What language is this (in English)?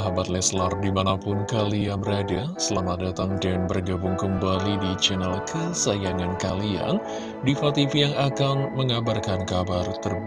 Indonesian